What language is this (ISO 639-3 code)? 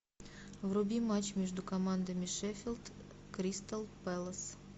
rus